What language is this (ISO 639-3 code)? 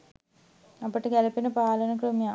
sin